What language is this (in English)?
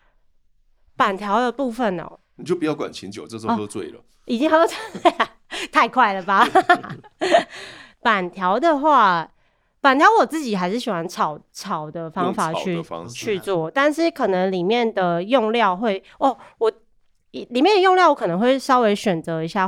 Chinese